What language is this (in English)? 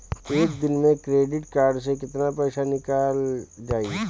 Bhojpuri